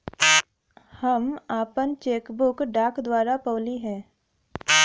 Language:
Bhojpuri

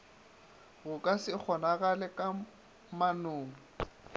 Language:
Northern Sotho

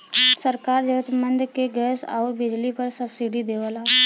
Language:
Bhojpuri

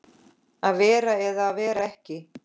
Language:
Icelandic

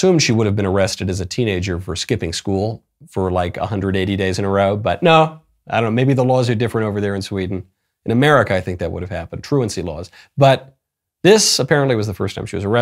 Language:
English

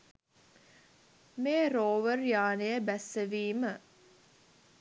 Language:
Sinhala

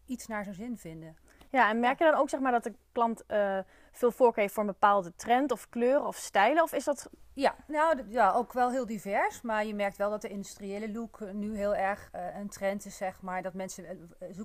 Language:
Dutch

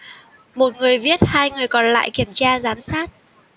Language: Vietnamese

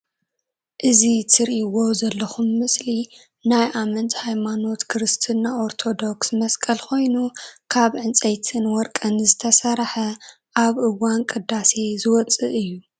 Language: Tigrinya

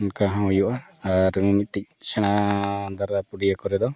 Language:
Santali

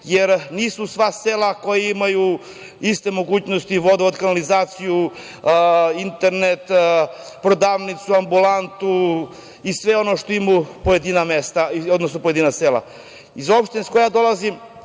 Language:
Serbian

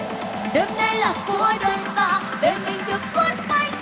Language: Vietnamese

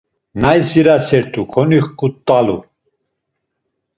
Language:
Laz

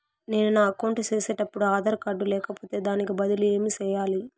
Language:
Telugu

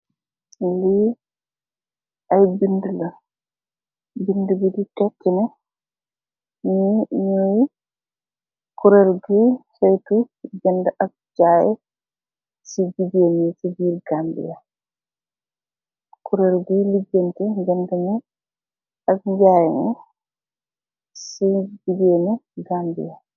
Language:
Wolof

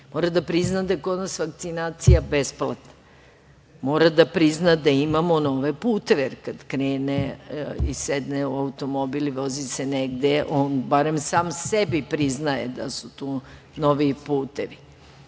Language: Serbian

